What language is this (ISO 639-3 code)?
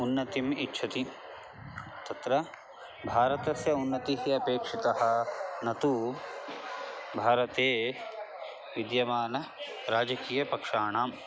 san